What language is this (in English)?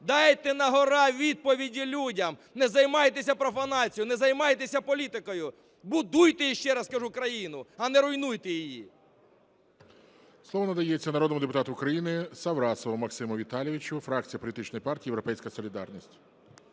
Ukrainian